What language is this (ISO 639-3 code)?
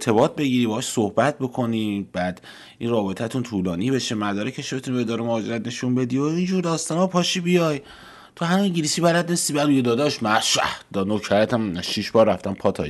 fas